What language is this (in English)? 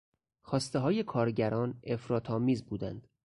Persian